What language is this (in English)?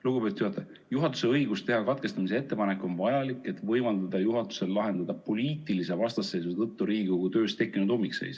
Estonian